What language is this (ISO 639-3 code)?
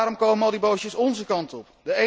nld